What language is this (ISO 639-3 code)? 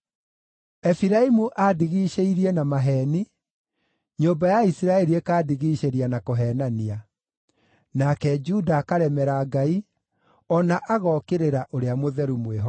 kik